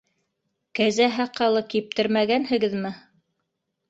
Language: Bashkir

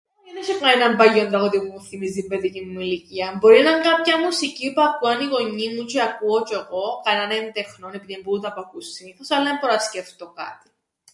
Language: Greek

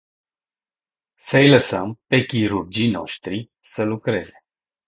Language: Romanian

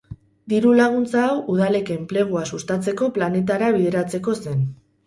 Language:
Basque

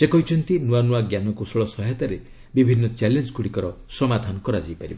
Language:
Odia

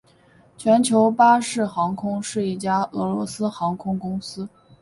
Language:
Chinese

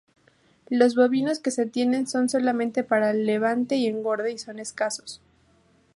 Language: Spanish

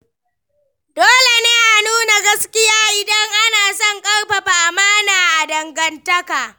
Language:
Hausa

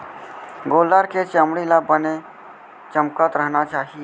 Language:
Chhattisgarhi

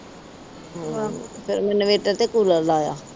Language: Punjabi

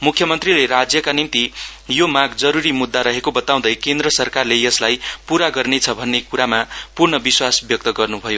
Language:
Nepali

